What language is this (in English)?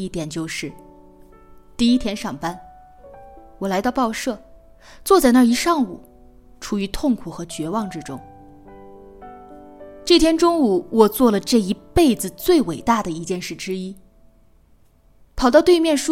Chinese